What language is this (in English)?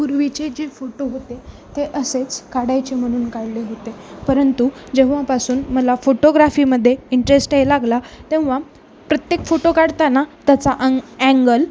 Marathi